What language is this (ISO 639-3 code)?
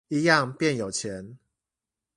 zho